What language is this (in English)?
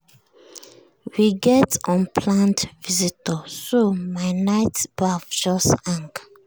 Nigerian Pidgin